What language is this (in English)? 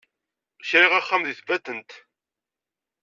Kabyle